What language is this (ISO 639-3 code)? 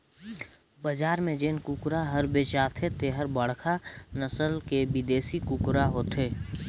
hne